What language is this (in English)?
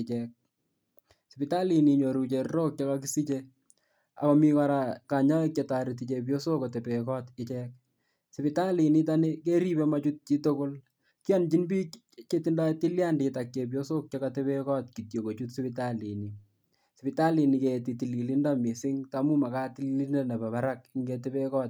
Kalenjin